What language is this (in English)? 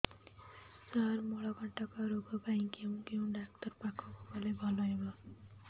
Odia